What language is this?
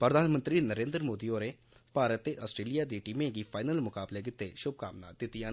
Dogri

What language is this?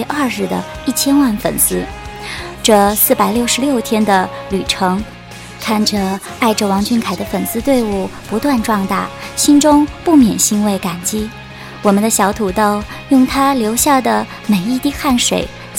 Chinese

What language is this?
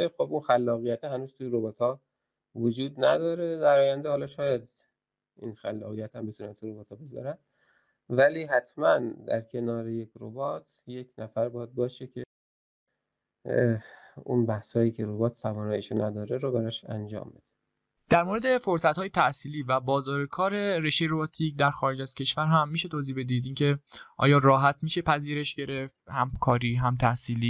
Persian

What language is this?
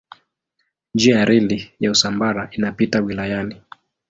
Swahili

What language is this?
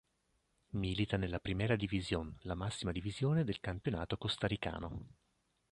Italian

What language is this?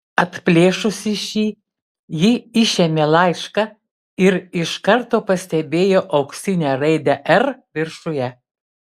Lithuanian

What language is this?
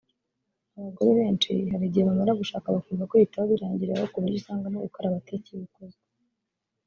Kinyarwanda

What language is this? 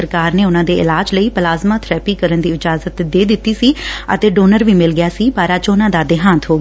Punjabi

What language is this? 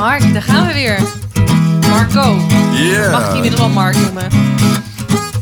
Dutch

